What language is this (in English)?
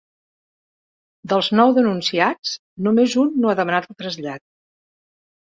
Catalan